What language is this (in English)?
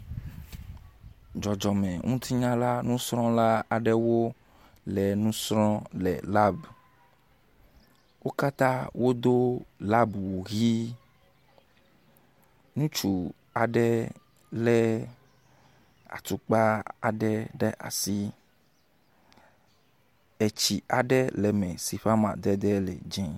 Ewe